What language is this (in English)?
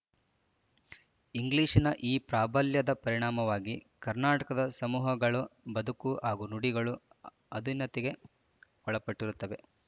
Kannada